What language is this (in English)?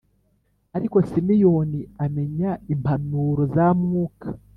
Kinyarwanda